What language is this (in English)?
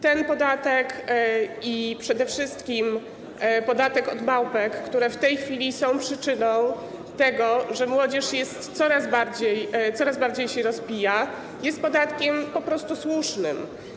Polish